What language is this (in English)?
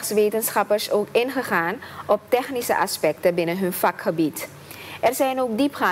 Dutch